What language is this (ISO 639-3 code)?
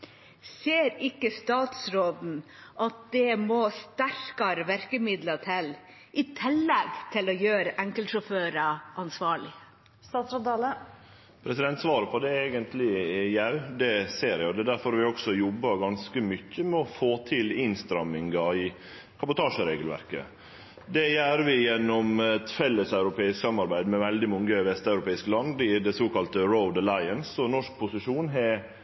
nor